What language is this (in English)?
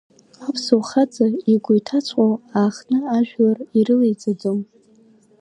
Abkhazian